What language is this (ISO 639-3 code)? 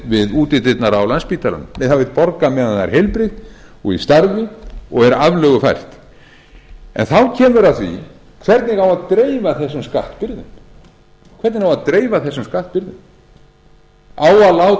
isl